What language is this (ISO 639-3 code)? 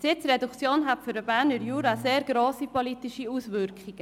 gsw